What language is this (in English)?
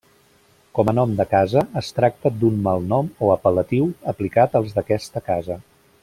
Catalan